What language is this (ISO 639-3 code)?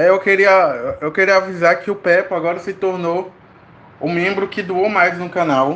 por